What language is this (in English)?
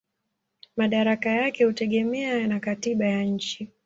Swahili